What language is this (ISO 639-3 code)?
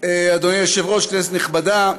heb